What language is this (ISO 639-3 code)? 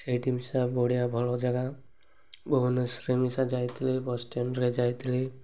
ori